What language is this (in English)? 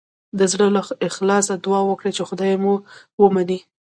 Pashto